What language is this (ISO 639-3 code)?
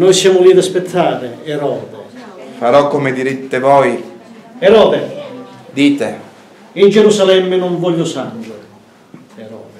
ita